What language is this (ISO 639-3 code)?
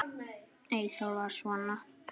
isl